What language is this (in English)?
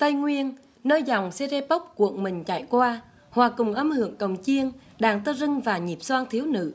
Vietnamese